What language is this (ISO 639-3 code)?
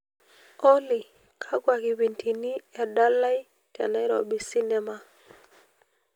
mas